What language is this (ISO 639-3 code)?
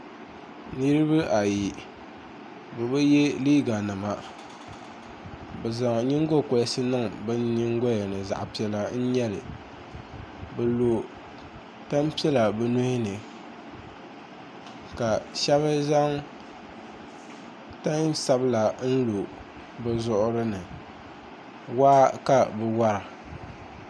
dag